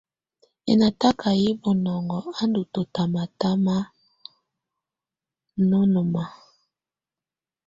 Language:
Tunen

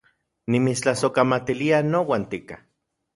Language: Central Puebla Nahuatl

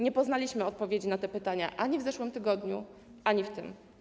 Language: Polish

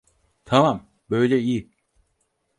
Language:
Turkish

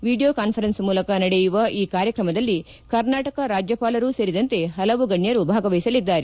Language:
Kannada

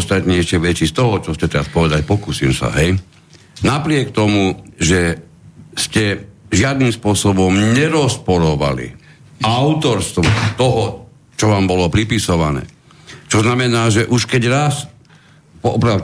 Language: Slovak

